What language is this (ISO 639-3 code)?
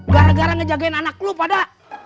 ind